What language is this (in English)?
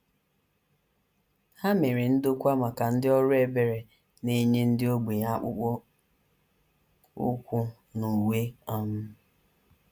Igbo